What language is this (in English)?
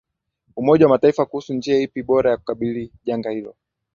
Swahili